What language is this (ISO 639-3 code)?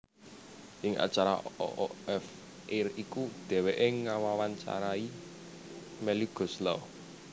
jav